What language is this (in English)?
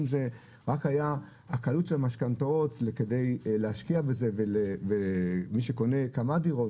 Hebrew